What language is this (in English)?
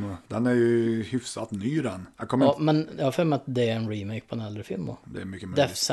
Swedish